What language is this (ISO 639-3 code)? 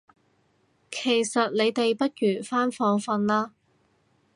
yue